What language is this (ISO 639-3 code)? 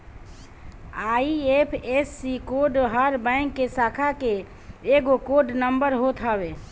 bho